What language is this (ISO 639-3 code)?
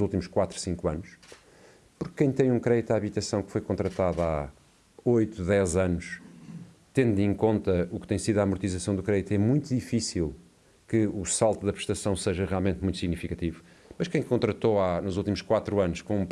por